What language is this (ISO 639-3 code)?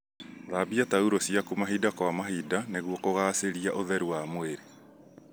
kik